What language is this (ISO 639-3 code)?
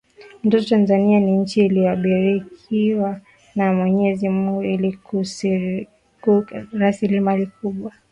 swa